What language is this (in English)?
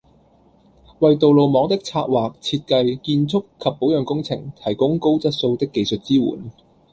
Cantonese